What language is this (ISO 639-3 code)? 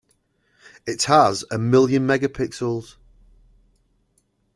eng